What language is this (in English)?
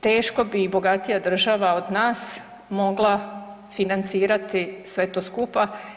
Croatian